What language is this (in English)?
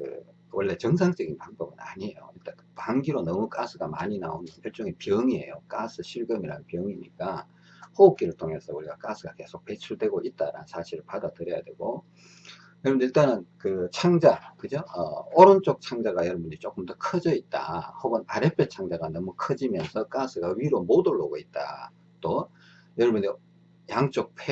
Korean